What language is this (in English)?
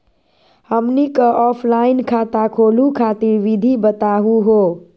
Magahi